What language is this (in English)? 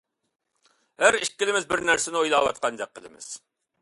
Uyghur